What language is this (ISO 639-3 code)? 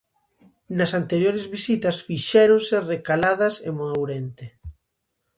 glg